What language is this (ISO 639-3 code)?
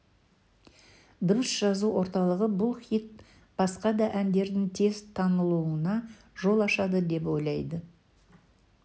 kaz